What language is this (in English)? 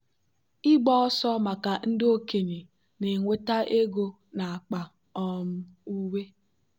Igbo